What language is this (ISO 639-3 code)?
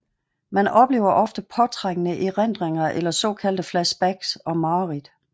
dan